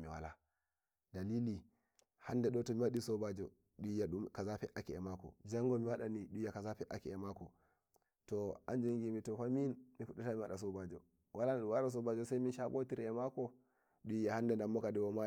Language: Nigerian Fulfulde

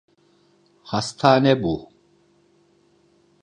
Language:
Turkish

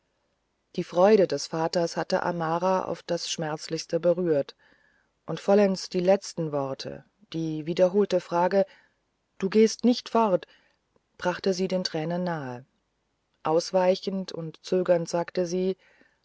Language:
German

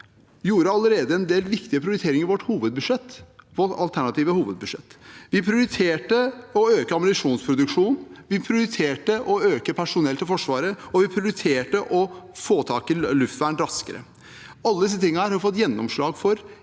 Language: Norwegian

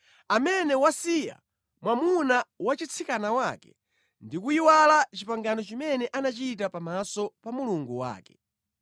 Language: Nyanja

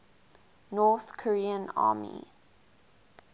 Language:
English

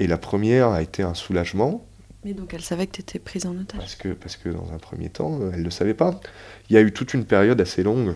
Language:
French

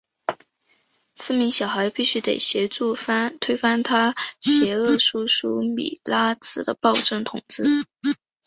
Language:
Chinese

